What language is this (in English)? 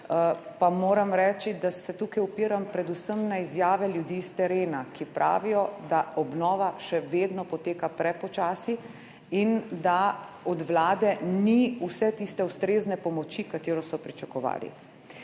Slovenian